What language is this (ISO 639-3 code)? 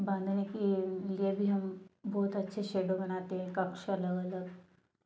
hin